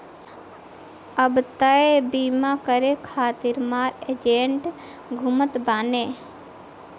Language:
Bhojpuri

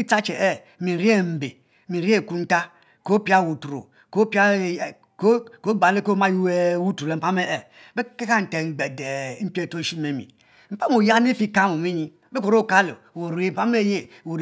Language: Mbe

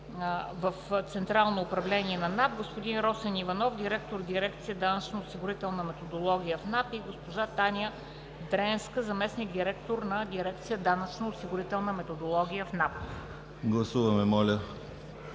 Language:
Bulgarian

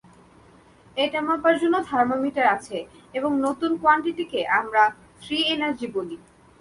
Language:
Bangla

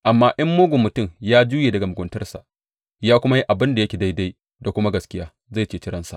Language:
Hausa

